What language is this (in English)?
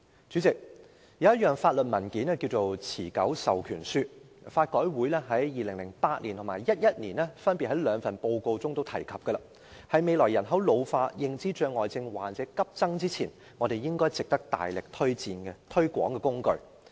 Cantonese